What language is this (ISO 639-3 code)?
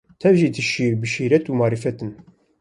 kur